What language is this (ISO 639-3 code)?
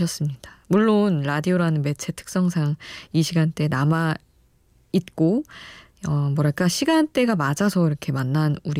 kor